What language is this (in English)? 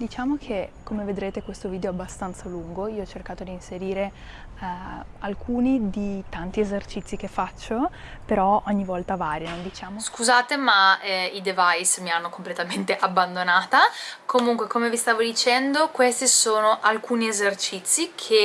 Italian